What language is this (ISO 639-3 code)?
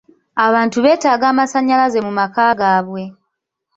lug